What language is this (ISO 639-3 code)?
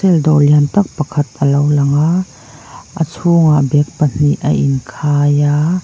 lus